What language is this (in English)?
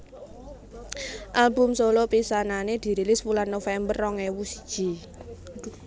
Javanese